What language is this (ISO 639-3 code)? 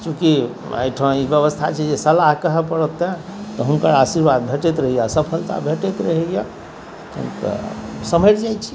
mai